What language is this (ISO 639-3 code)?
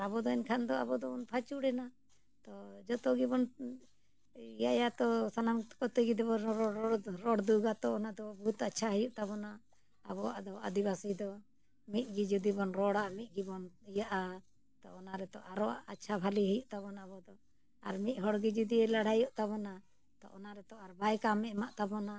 sat